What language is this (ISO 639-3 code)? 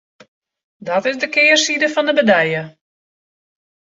fry